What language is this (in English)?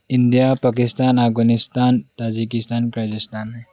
Manipuri